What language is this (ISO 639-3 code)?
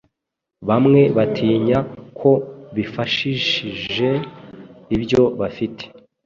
kin